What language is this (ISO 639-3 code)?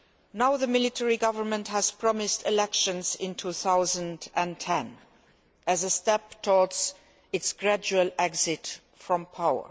eng